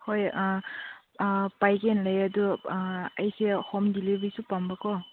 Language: Manipuri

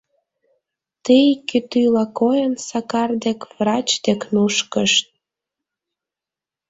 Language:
Mari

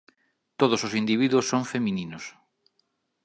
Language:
Galician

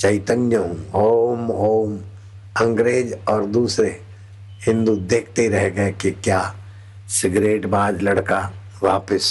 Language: Hindi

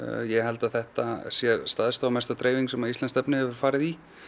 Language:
Icelandic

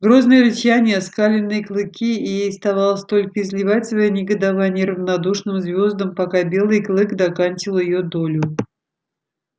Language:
Russian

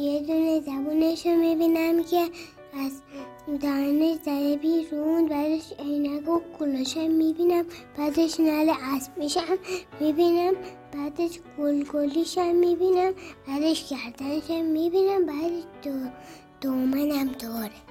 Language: Persian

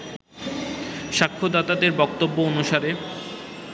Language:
Bangla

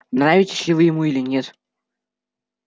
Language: Russian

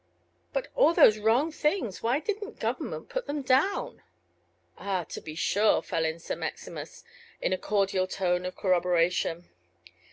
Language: English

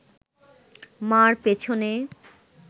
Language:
Bangla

